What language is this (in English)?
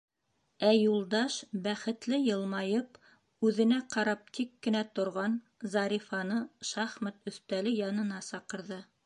Bashkir